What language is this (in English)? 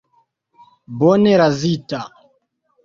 Esperanto